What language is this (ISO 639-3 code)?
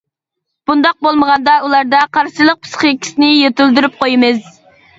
uig